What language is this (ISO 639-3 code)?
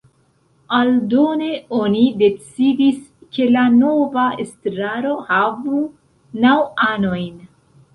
epo